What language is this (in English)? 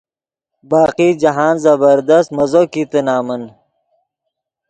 Yidgha